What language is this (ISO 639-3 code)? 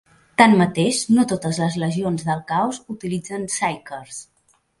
cat